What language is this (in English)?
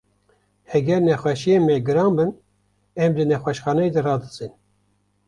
Kurdish